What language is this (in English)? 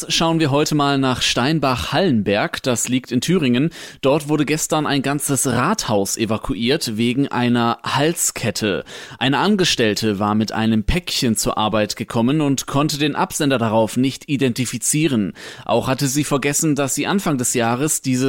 German